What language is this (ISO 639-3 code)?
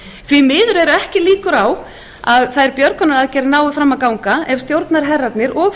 isl